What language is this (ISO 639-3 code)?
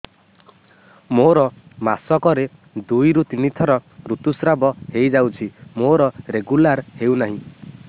ori